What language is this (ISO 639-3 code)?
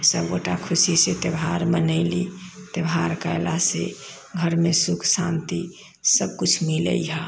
mai